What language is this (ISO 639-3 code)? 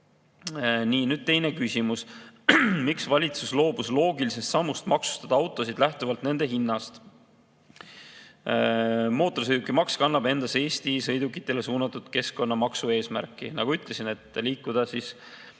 est